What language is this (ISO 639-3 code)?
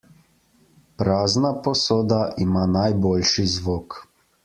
slv